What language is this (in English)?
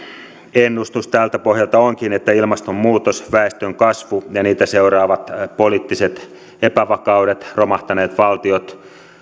Finnish